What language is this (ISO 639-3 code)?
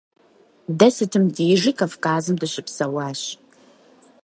kbd